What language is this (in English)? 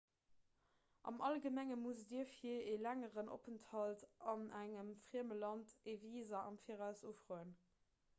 Luxembourgish